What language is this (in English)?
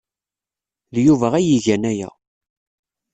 Kabyle